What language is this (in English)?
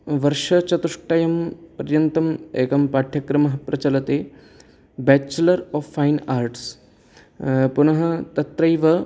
Sanskrit